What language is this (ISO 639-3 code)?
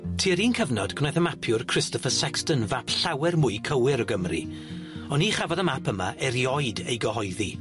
cym